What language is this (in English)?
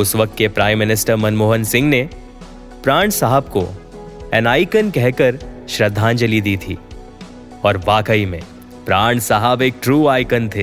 Hindi